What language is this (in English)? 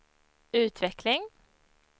Swedish